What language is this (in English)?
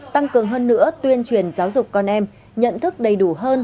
Vietnamese